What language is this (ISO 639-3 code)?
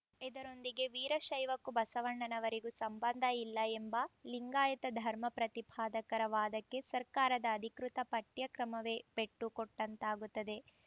kan